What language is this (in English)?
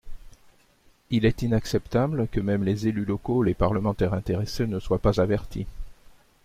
French